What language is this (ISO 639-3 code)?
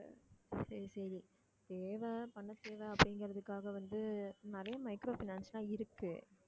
tam